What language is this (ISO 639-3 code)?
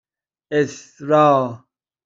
fas